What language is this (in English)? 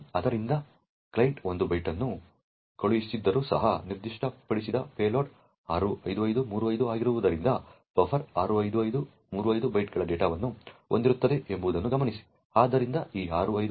Kannada